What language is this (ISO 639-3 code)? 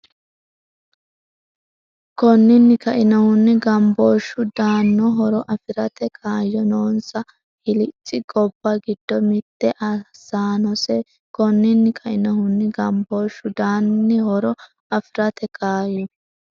sid